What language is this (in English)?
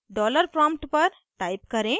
Hindi